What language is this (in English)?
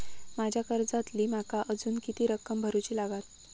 Marathi